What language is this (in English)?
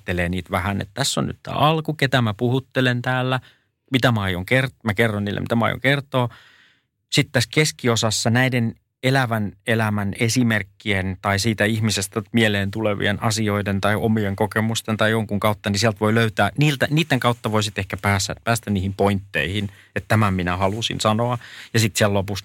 Finnish